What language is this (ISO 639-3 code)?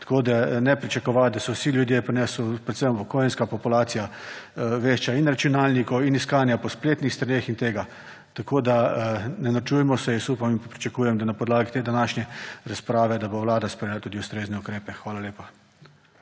slv